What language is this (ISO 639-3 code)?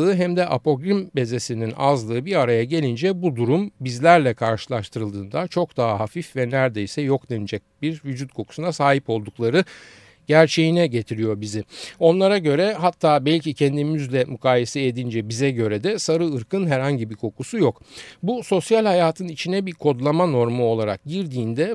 tur